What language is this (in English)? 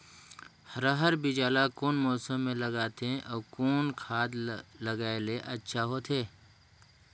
Chhattisgarhi